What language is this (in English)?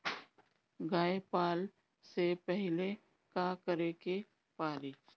Bhojpuri